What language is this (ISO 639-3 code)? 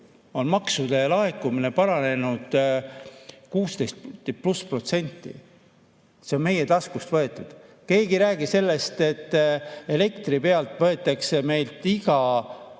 est